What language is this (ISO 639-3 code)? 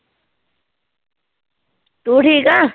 pan